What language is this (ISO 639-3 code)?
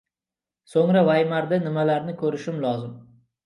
uzb